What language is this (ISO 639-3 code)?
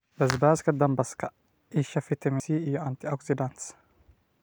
som